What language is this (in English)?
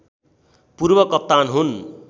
Nepali